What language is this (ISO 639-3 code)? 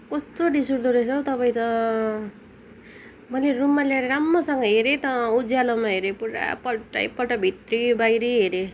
nep